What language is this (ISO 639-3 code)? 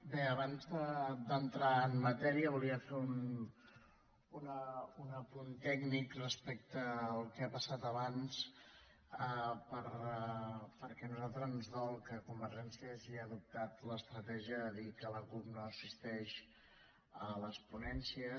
cat